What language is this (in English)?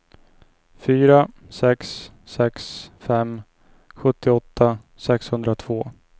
Swedish